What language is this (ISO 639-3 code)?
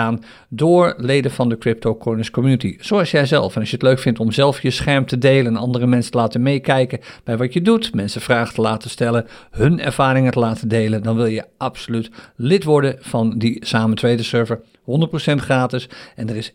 nld